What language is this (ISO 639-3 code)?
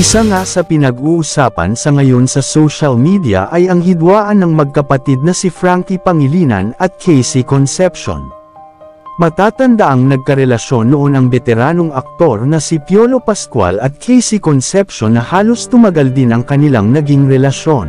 fil